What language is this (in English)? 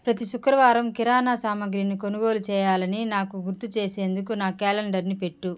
Telugu